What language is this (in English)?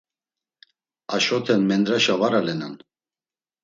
Laz